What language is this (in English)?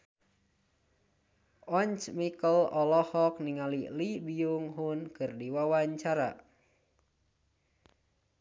Sundanese